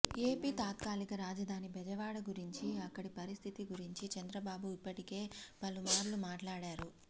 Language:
Telugu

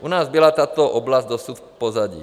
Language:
Czech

